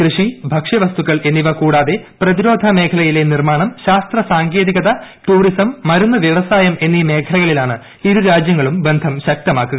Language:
Malayalam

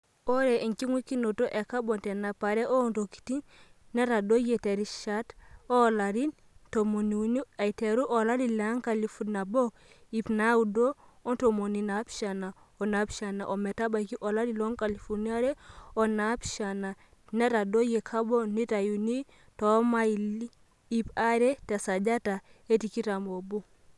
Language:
Masai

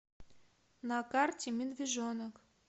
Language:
Russian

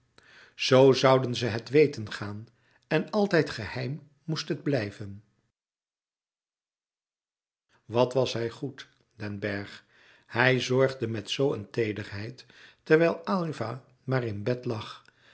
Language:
Dutch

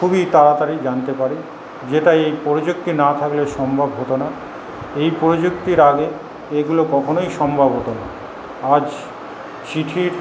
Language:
Bangla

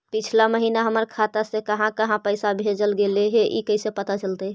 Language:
Magahi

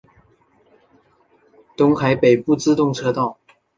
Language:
Chinese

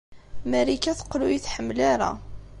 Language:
Kabyle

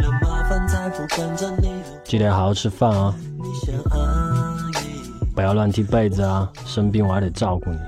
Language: Chinese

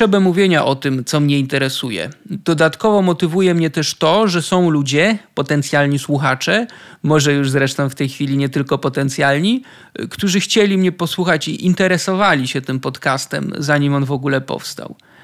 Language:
Polish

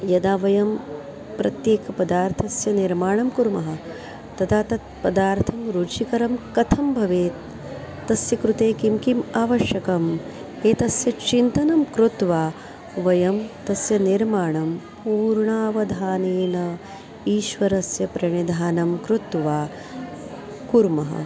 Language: Sanskrit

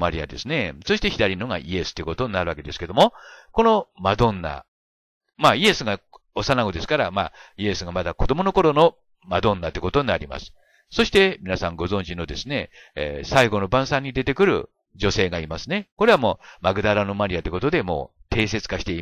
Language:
Japanese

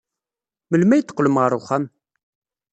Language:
Kabyle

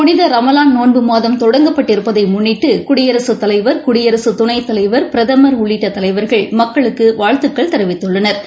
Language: Tamil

